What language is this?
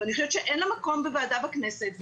Hebrew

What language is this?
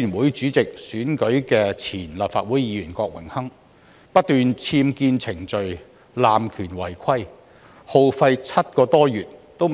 Cantonese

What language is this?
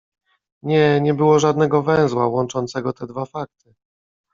Polish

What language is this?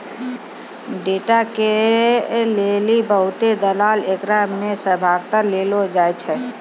Maithili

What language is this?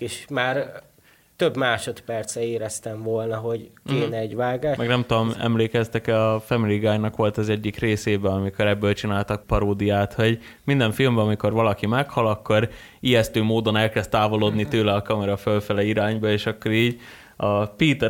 Hungarian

